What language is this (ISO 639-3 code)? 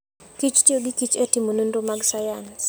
luo